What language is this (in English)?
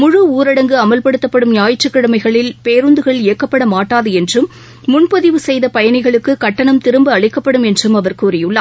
Tamil